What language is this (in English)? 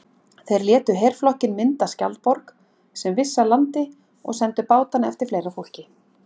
Icelandic